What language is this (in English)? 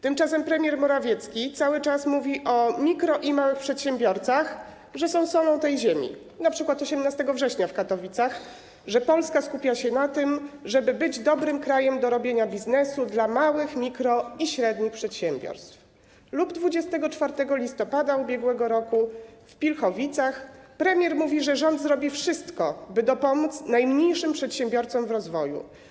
Polish